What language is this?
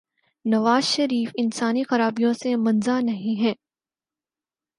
Urdu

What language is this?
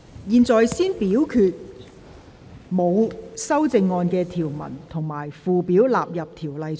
Cantonese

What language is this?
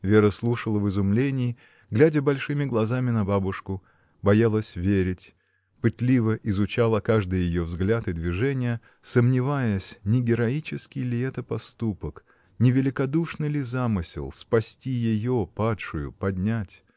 Russian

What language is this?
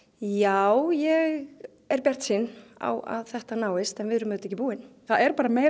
Icelandic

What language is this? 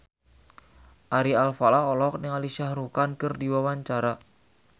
Sundanese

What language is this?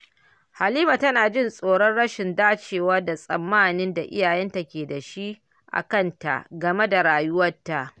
Hausa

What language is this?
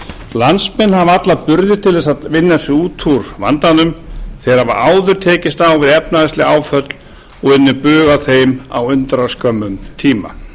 Icelandic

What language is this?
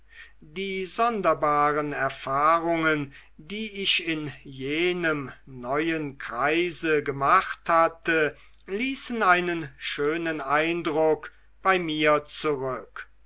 German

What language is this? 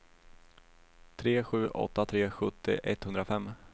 Swedish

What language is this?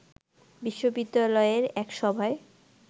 Bangla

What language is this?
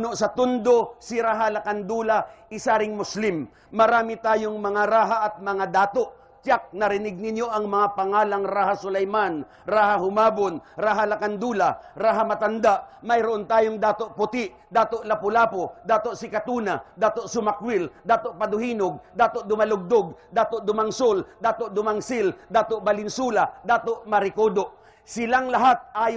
Filipino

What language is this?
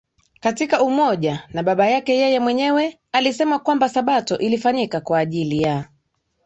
Swahili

